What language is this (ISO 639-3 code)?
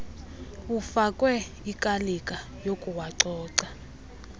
xho